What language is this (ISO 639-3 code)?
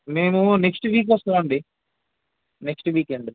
tel